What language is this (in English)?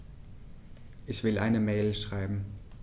German